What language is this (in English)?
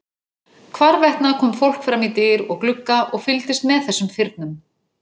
Icelandic